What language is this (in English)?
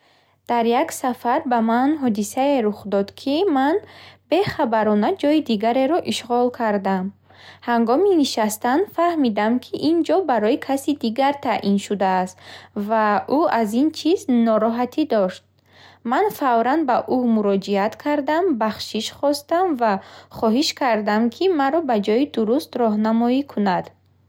Bukharic